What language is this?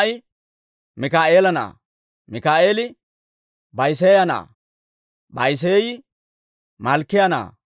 Dawro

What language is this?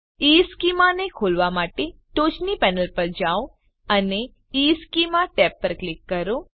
Gujarati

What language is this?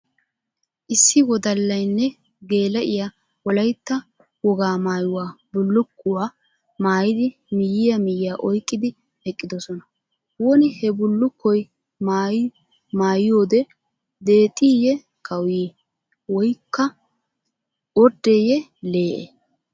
Wolaytta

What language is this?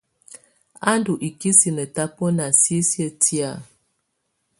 Tunen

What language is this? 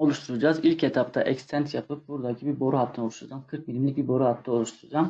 Turkish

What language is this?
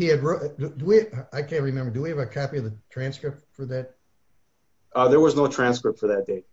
English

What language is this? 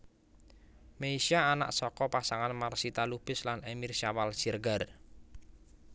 Javanese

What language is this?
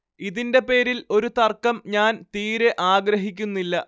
Malayalam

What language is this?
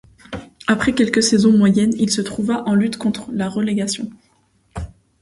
French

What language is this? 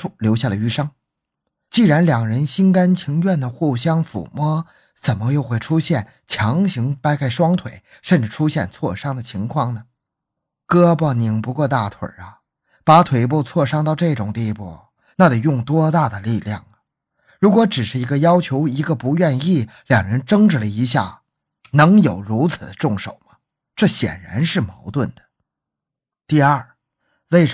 Chinese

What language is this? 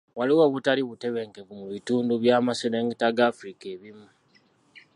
Ganda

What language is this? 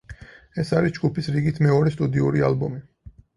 Georgian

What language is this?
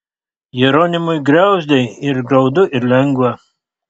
Lithuanian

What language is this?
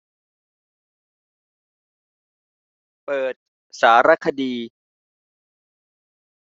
Thai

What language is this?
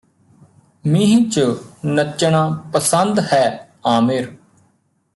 Punjabi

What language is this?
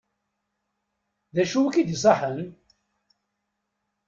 Kabyle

